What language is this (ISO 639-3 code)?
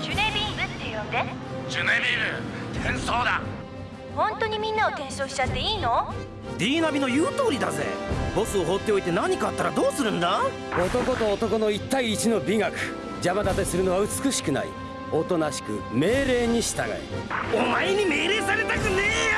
jpn